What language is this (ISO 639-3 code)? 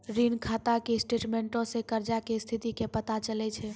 mai